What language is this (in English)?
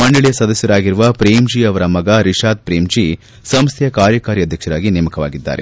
Kannada